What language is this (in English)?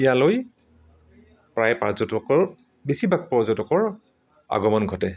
Assamese